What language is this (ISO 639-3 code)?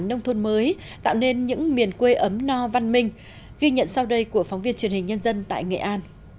vie